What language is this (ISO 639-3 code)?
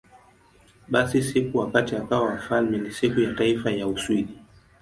swa